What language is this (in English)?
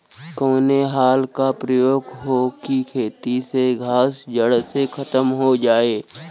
Bhojpuri